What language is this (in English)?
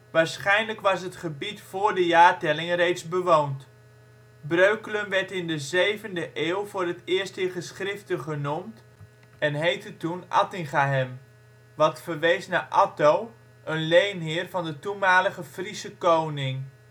Dutch